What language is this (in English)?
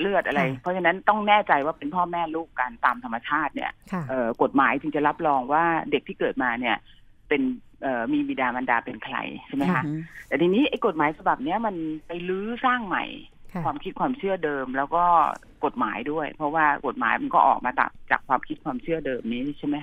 Thai